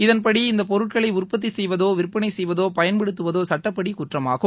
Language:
Tamil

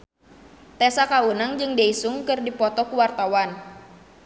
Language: Sundanese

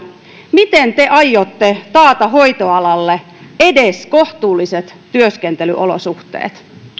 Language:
Finnish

